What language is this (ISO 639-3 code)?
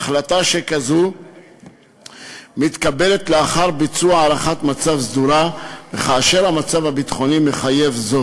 heb